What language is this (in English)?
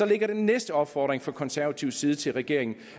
Danish